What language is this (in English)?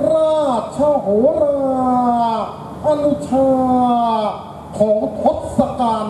Thai